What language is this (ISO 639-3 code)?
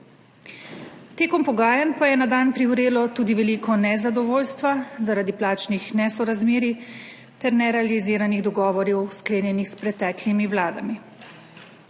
slv